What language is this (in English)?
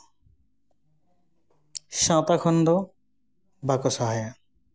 Santali